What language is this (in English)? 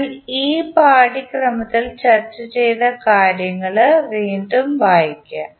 Malayalam